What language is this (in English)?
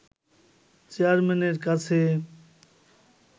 Bangla